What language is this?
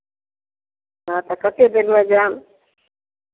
Maithili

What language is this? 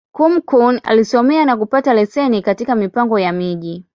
Swahili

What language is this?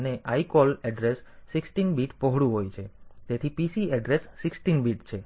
Gujarati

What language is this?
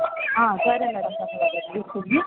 Kannada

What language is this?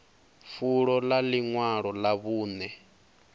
Venda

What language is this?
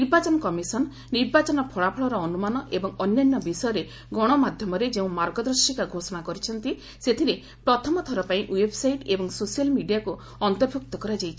Odia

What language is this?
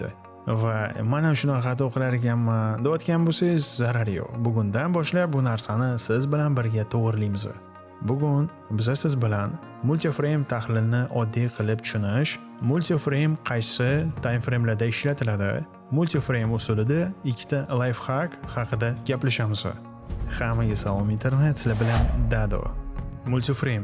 Uzbek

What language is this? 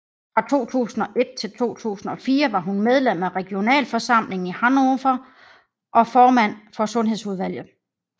Danish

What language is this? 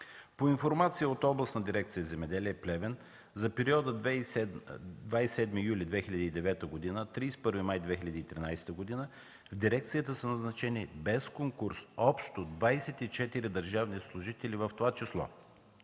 Bulgarian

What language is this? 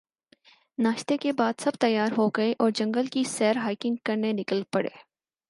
Urdu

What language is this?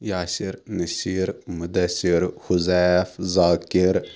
Kashmiri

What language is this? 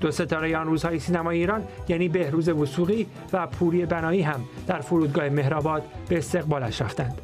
Persian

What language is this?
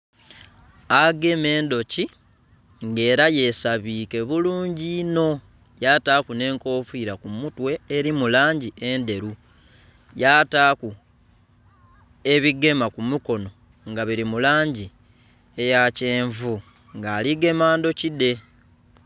Soga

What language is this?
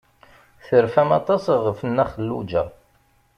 Kabyle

